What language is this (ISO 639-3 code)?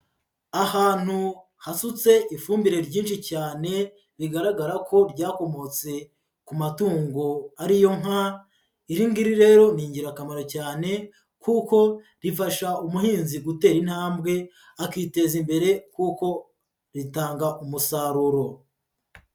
kin